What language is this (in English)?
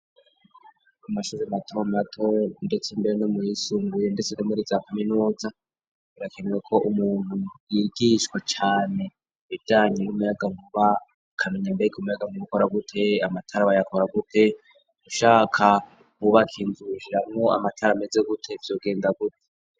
Rundi